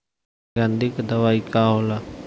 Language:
Bhojpuri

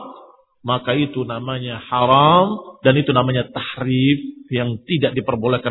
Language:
Indonesian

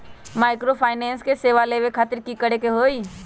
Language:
Magahi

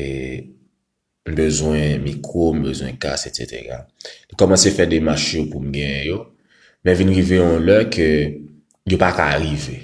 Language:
Filipino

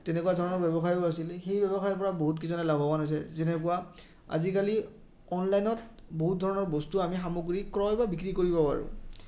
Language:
Assamese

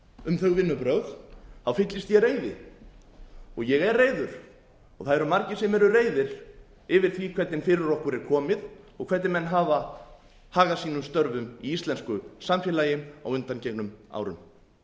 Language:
Icelandic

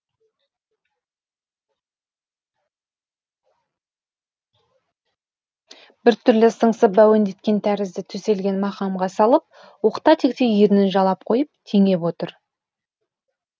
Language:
Kazakh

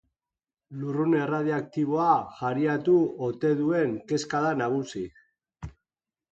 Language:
Basque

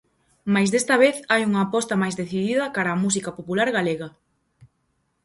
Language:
Galician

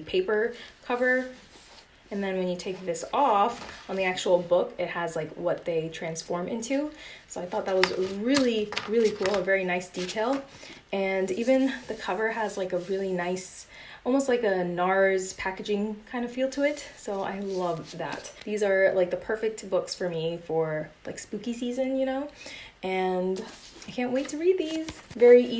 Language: English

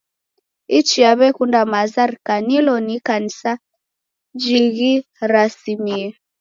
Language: Taita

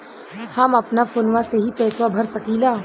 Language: Bhojpuri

